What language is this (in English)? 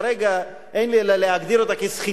Hebrew